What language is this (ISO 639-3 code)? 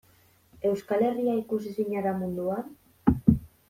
eus